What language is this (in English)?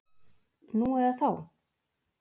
Icelandic